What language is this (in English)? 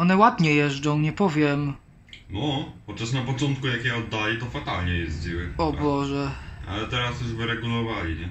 Polish